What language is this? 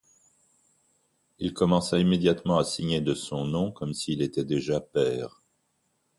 French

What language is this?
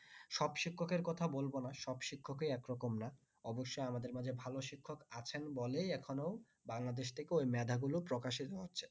Bangla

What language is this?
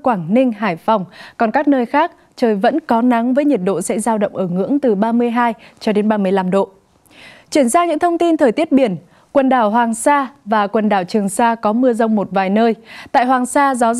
Vietnamese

